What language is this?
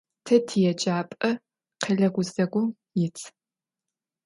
Adyghe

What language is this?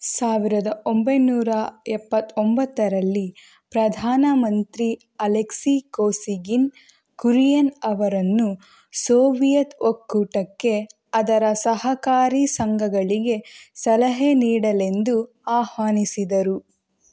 Kannada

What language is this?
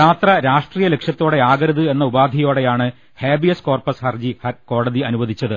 Malayalam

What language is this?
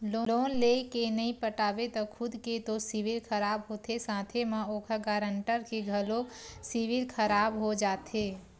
Chhattisgarhi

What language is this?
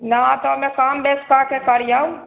Maithili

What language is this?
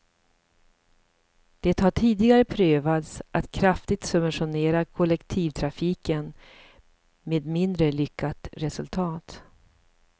Swedish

